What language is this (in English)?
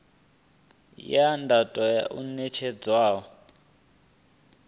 Venda